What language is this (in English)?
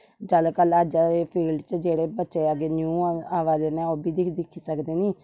Dogri